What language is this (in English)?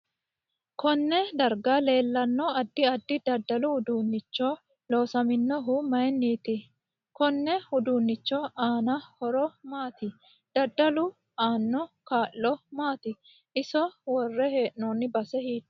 Sidamo